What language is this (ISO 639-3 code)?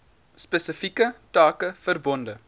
afr